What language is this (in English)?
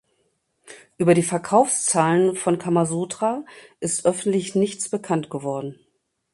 German